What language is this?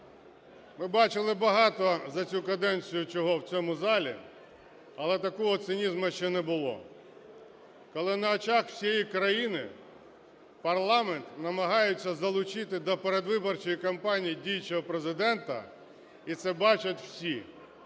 Ukrainian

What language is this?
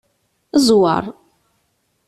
Kabyle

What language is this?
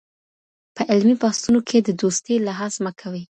Pashto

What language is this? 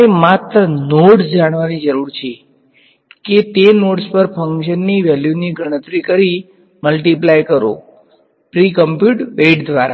Gujarati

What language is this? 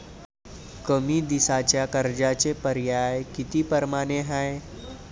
Marathi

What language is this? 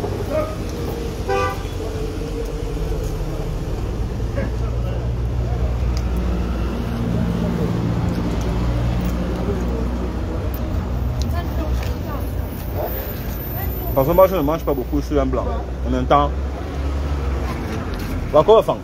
French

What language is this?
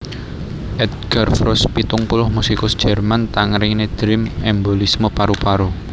Javanese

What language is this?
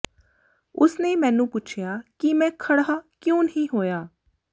Punjabi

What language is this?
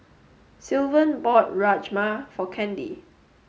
English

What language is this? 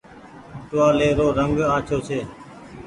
Goaria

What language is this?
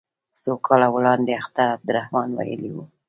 Pashto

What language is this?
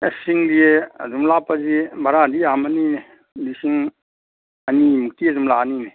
Manipuri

